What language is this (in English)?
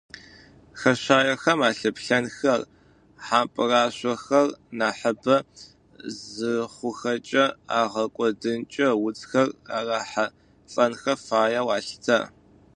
Adyghe